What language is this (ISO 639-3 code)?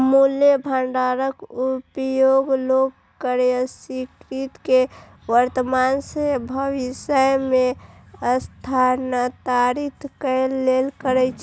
mai